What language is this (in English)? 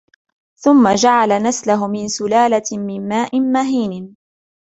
Arabic